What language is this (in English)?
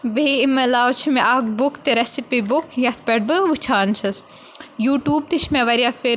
Kashmiri